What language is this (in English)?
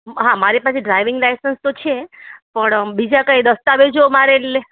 Gujarati